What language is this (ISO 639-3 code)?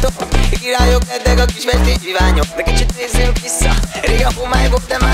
ara